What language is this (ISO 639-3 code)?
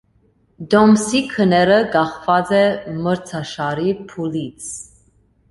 hye